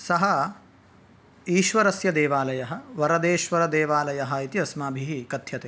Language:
Sanskrit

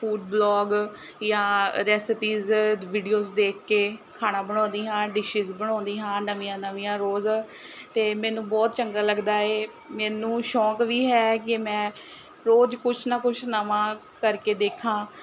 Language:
Punjabi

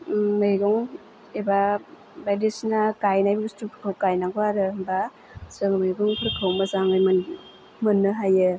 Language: Bodo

